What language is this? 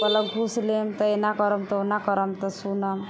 Maithili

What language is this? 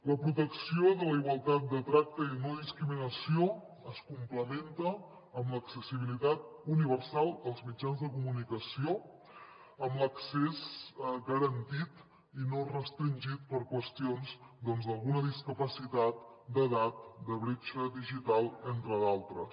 Catalan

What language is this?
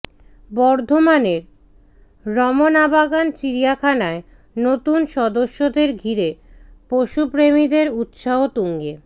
Bangla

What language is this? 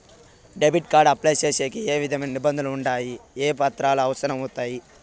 Telugu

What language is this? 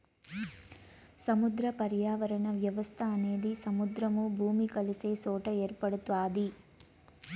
Telugu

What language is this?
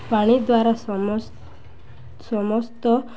Odia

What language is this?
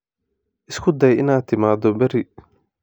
Somali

